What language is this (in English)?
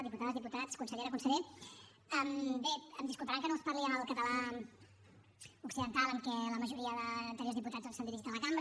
Catalan